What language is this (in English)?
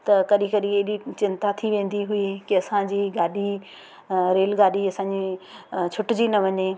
Sindhi